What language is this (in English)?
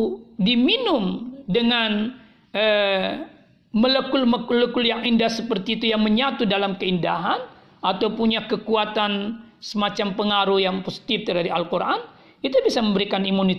Indonesian